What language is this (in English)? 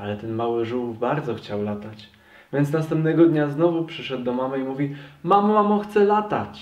Polish